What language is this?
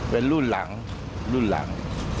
Thai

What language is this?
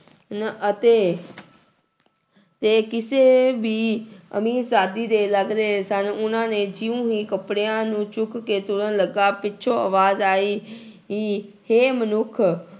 Punjabi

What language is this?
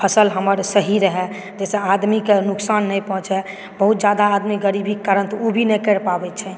Maithili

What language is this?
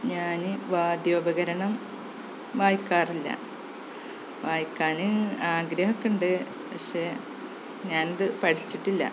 Malayalam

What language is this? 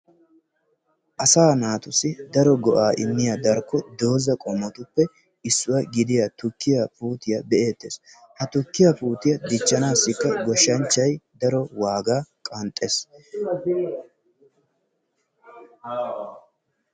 Wolaytta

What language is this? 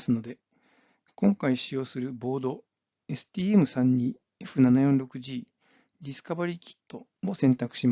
Japanese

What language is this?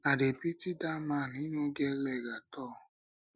Nigerian Pidgin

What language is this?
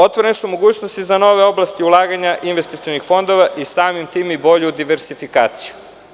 Serbian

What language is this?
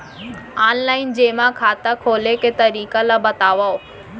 Chhattisgarhi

